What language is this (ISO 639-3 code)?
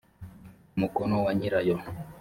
kin